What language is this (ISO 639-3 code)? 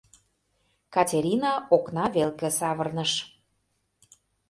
chm